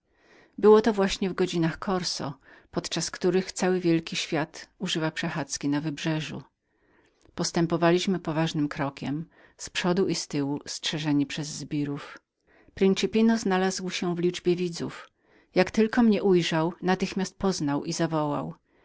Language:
Polish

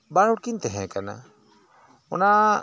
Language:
Santali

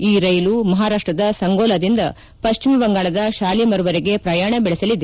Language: Kannada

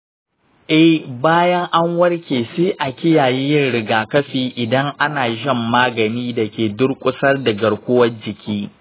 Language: Hausa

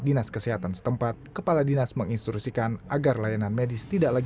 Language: Indonesian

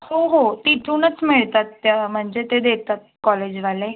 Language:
Marathi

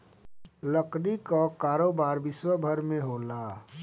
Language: Bhojpuri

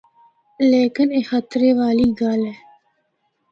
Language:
Northern Hindko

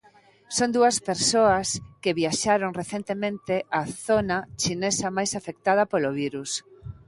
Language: Galician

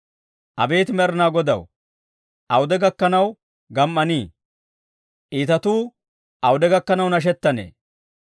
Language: Dawro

